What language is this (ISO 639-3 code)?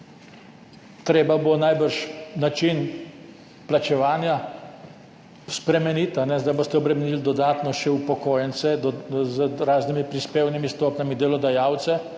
slv